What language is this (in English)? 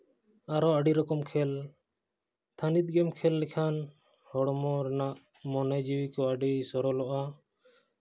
Santali